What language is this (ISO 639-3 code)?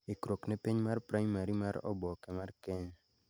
luo